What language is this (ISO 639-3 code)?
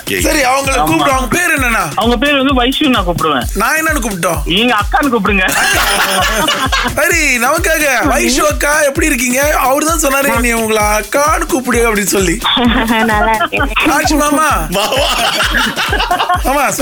tam